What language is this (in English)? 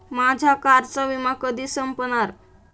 Marathi